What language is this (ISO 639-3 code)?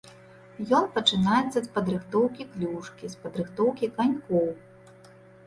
bel